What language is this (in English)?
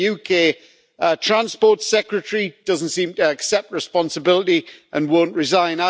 English